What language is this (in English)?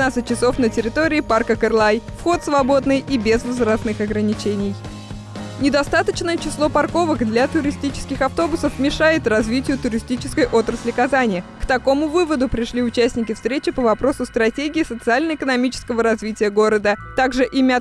Russian